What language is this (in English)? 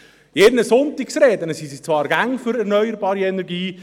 Swiss German